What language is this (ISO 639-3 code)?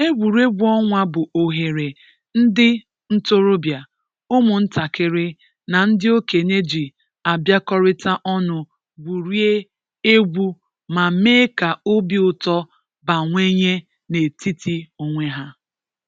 ibo